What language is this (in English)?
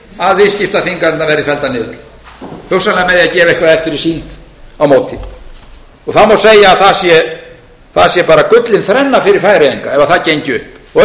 Icelandic